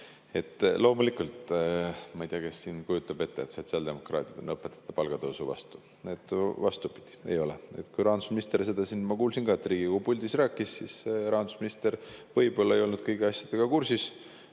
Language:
Estonian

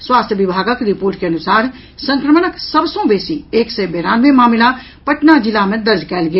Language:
Maithili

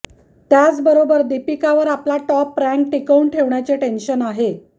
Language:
Marathi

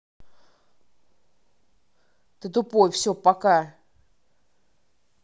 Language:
Russian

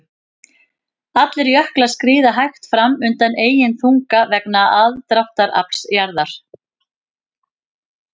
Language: Icelandic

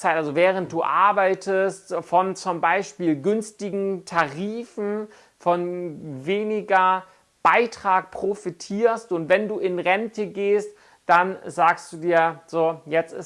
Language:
German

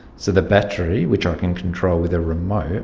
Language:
English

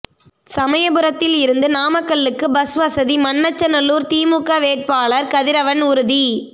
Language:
Tamil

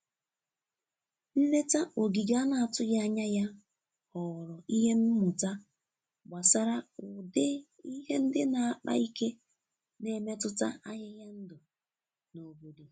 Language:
Igbo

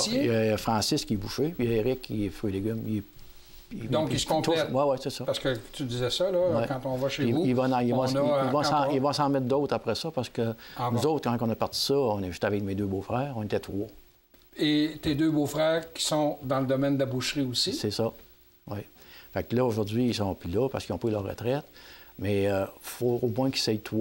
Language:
French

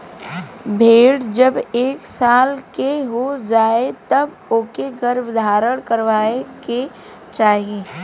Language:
Bhojpuri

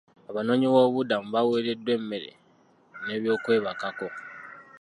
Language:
Ganda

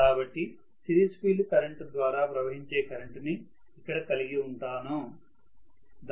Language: Telugu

